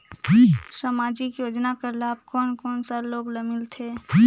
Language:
Chhattisgarhi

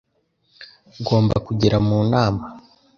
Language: Kinyarwanda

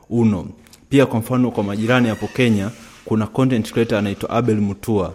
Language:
Swahili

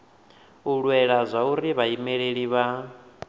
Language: Venda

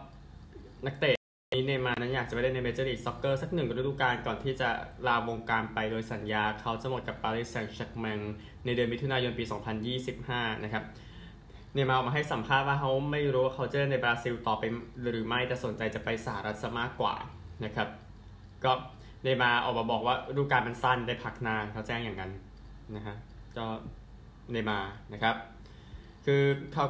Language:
Thai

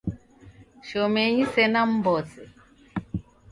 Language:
Taita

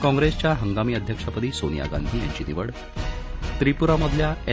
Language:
Marathi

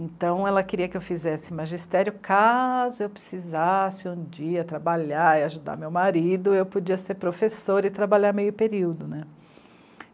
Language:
Portuguese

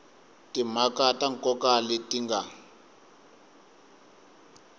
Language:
Tsonga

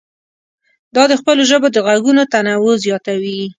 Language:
Pashto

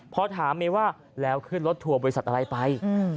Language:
Thai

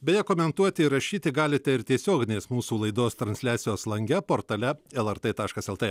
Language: Lithuanian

